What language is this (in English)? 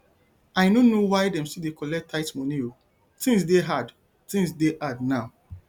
Nigerian Pidgin